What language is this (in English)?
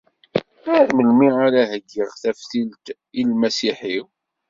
Kabyle